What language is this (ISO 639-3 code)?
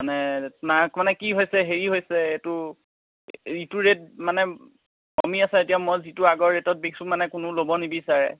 asm